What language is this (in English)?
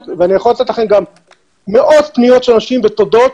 Hebrew